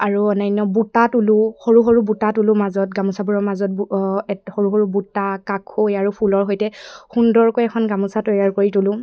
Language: Assamese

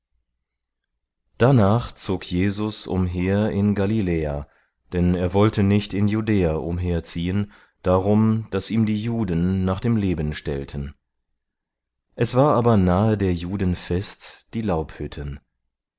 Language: German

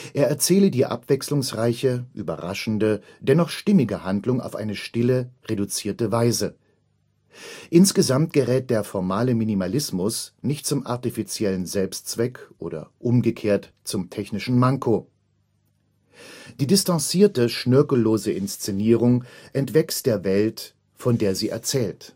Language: German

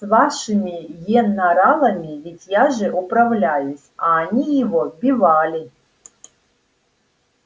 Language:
Russian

